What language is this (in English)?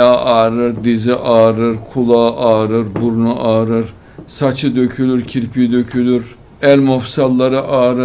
Turkish